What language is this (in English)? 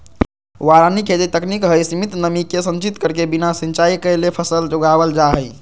Magahi